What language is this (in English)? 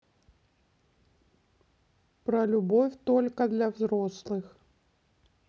Russian